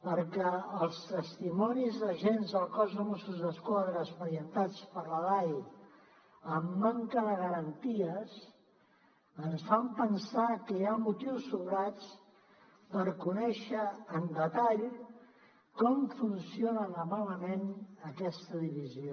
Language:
Catalan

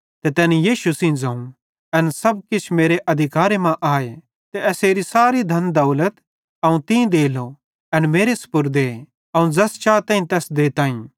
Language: Bhadrawahi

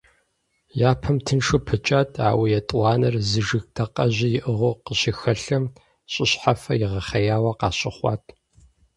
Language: Kabardian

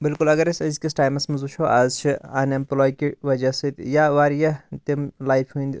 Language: Kashmiri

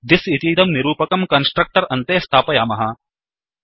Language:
Sanskrit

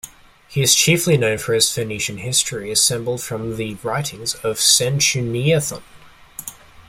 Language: English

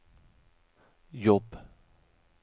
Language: Swedish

